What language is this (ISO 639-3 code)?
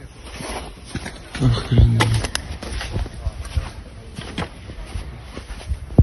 ukr